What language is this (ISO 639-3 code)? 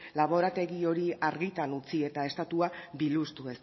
eus